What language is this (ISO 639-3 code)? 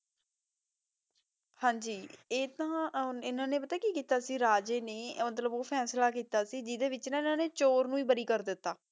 pan